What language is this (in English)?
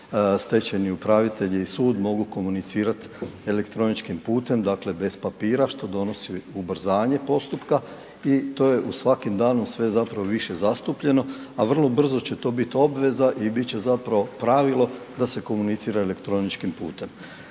Croatian